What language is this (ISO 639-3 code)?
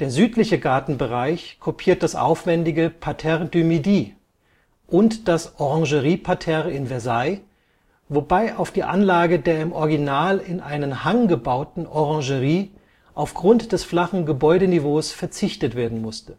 deu